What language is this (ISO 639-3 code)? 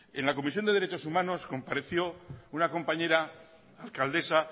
spa